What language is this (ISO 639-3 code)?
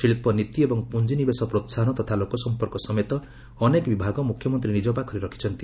ori